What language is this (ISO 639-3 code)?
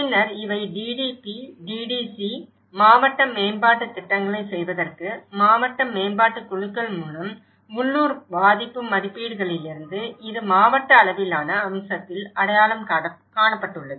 tam